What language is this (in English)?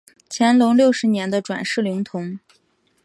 Chinese